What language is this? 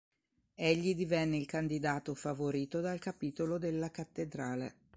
Italian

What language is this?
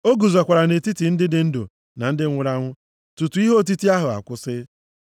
Igbo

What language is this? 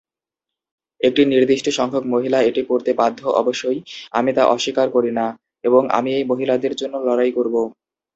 Bangla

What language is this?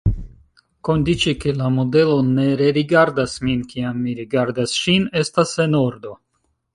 Esperanto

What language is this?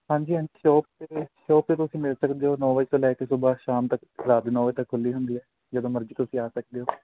Punjabi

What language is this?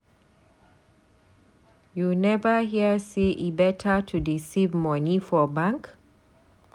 Nigerian Pidgin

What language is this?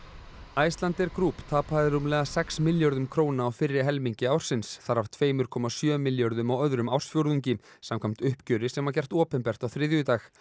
Icelandic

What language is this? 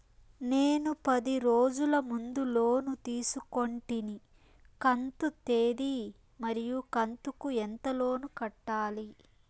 Telugu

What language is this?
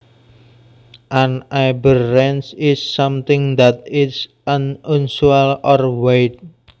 Javanese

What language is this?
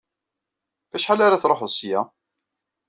Kabyle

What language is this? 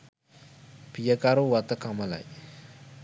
Sinhala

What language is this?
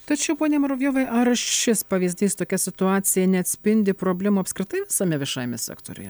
Lithuanian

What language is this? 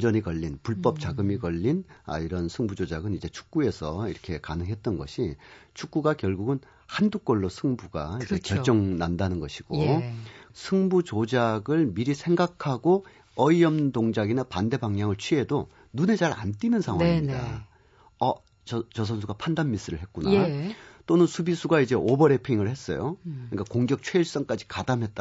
Korean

